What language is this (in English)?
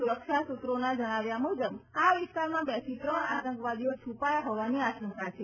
Gujarati